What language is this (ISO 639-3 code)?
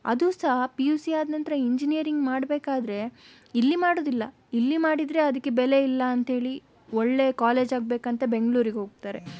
kan